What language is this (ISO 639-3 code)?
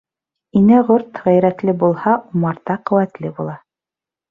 bak